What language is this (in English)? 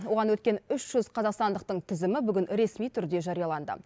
Kazakh